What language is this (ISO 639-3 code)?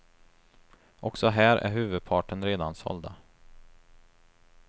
swe